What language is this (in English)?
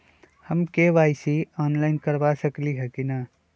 Magahi